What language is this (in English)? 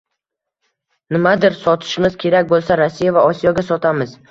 Uzbek